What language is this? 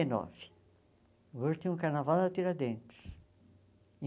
Portuguese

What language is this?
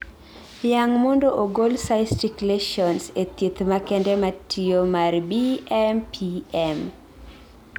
Luo (Kenya and Tanzania)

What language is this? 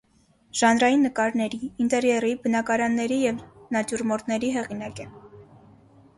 Armenian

